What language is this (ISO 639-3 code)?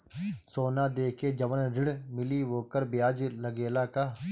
bho